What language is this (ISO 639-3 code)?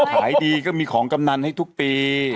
tha